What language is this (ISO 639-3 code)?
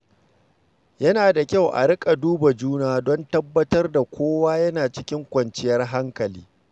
hau